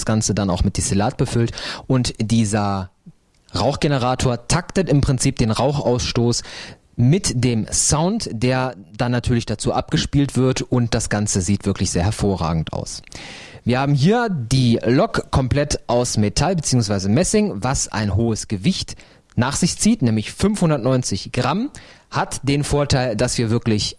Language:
German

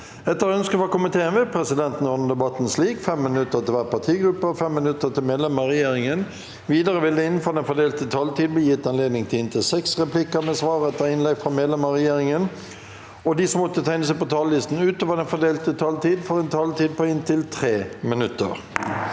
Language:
Norwegian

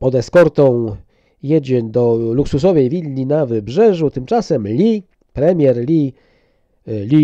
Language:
Polish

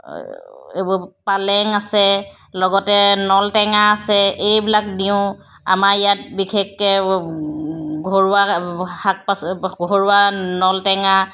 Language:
Assamese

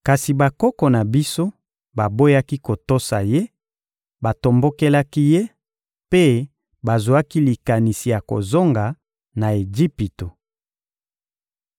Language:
Lingala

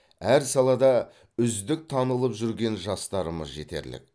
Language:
Kazakh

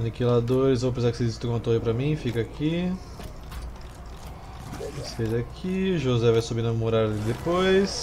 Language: Portuguese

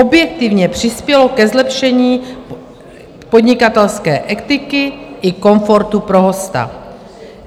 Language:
Czech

